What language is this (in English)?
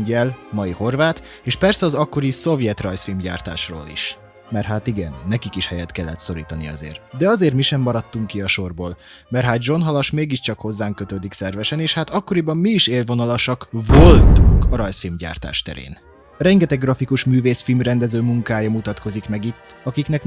Hungarian